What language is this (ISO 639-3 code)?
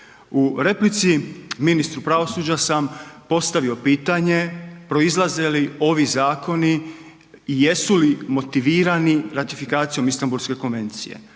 hrv